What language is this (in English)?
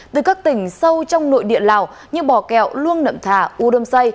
Vietnamese